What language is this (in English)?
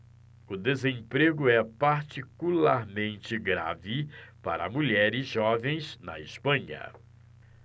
Portuguese